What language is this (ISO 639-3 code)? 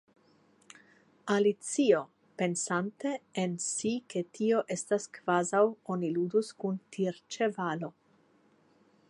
epo